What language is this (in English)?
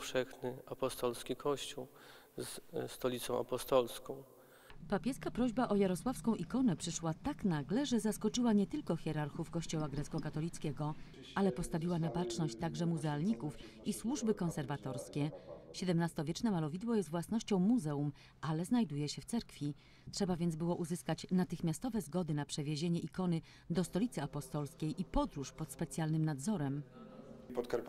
Polish